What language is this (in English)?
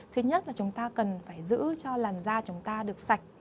Vietnamese